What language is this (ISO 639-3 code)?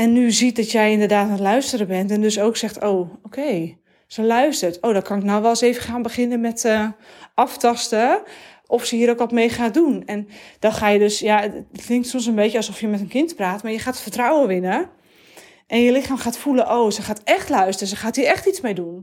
nld